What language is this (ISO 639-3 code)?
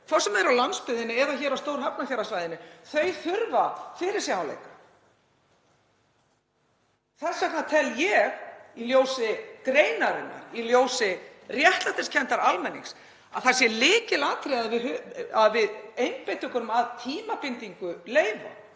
isl